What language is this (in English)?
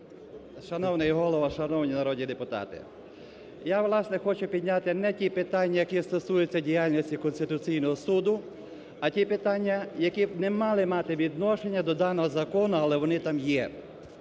Ukrainian